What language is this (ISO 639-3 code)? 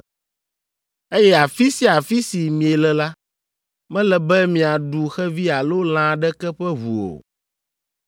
ewe